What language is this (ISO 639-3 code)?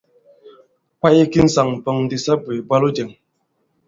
abb